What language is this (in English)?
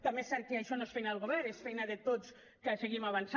Catalan